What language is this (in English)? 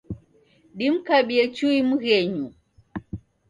Taita